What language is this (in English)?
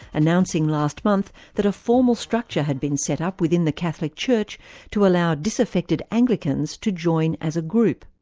English